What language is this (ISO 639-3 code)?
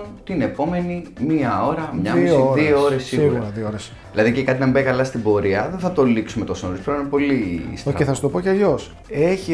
ell